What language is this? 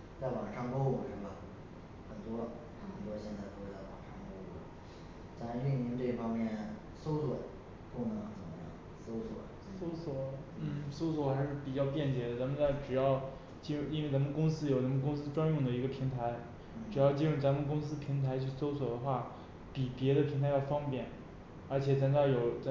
Chinese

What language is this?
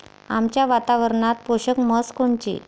Marathi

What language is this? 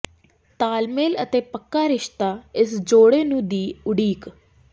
Punjabi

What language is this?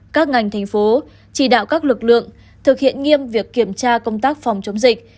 Vietnamese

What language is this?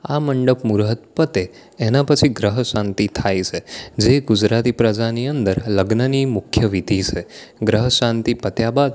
Gujarati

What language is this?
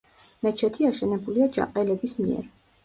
Georgian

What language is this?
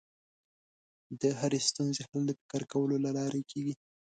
Pashto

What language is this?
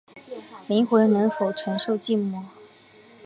Chinese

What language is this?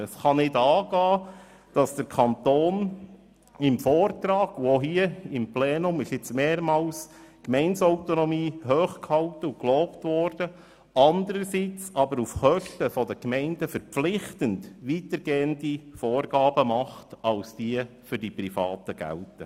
Swiss German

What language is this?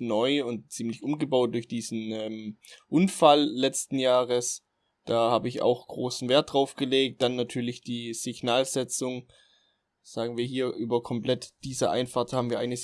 German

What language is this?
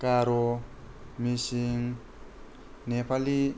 Bodo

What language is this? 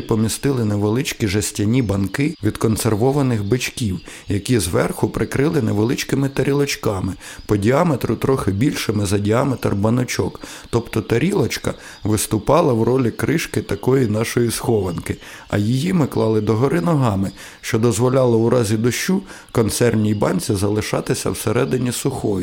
Ukrainian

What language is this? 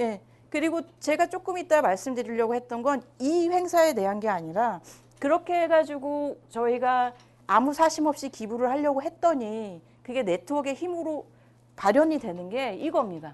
Korean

